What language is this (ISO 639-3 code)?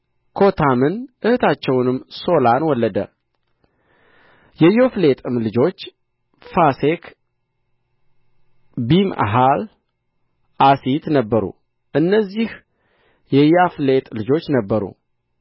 amh